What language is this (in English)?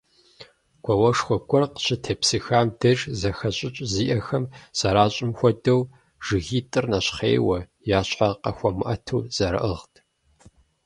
Kabardian